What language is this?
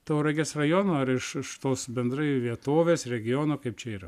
Lithuanian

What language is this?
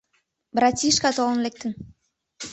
Mari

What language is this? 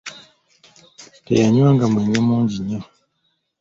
Ganda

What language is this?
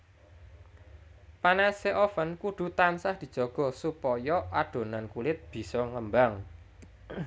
Javanese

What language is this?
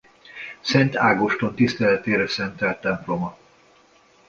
Hungarian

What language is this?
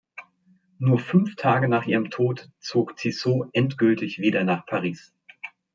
German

